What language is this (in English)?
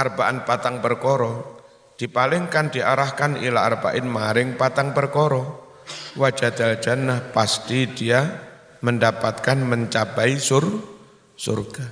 Indonesian